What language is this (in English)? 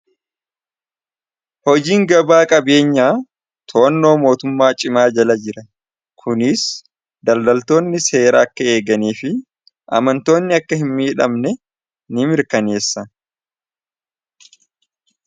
Oromo